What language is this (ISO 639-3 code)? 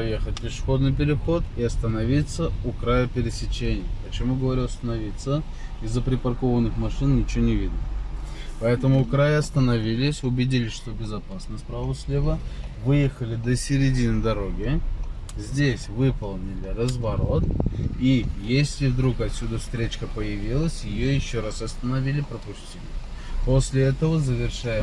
rus